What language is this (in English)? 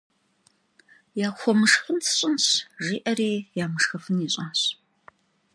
Kabardian